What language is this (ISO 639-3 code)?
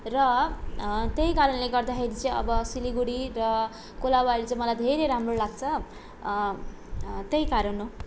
nep